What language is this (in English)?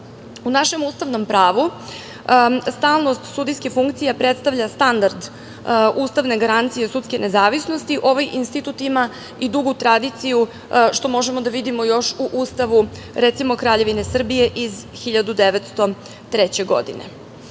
Serbian